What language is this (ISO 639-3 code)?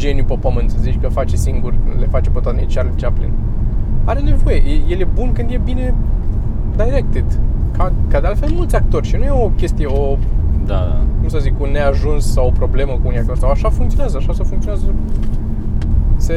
ron